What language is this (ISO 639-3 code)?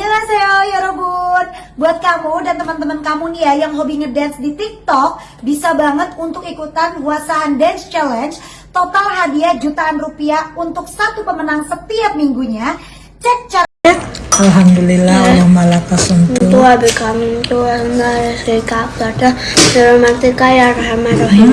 ind